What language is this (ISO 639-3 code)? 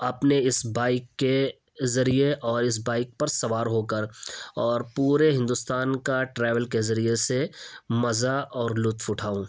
urd